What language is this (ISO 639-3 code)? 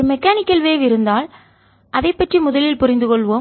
tam